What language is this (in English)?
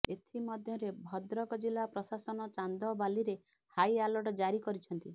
Odia